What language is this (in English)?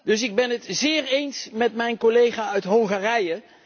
Dutch